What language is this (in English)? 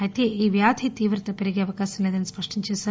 Telugu